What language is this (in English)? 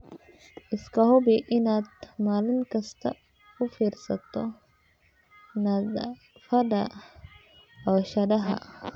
Somali